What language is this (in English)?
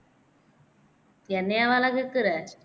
Tamil